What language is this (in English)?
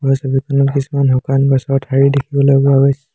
Assamese